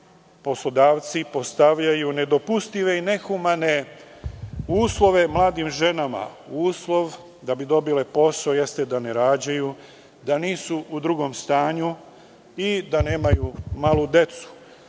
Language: Serbian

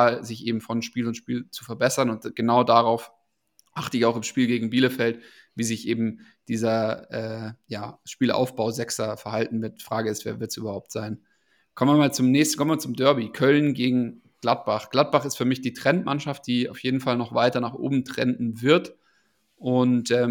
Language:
German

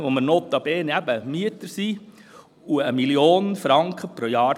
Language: Swiss German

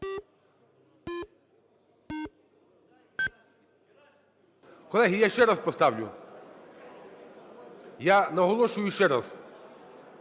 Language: Ukrainian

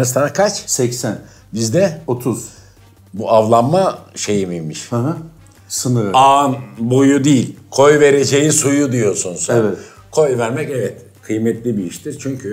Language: Turkish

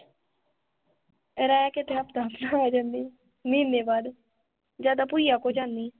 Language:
Punjabi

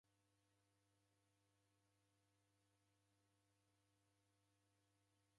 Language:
Taita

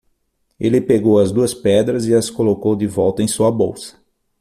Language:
Portuguese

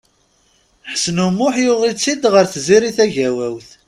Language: Kabyle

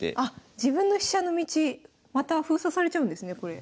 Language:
Japanese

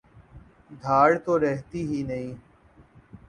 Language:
Urdu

